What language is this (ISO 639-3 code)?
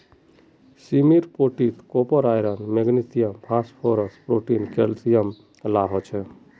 mag